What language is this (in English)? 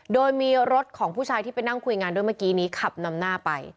Thai